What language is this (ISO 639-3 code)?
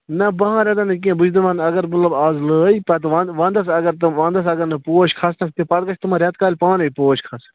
kas